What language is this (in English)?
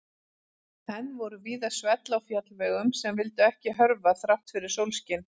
Icelandic